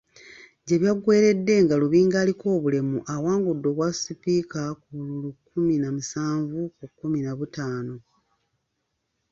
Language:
Ganda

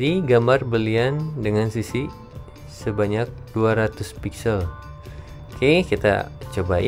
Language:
Indonesian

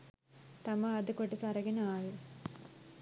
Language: Sinhala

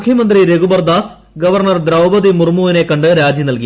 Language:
Malayalam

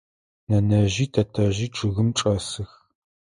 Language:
Adyghe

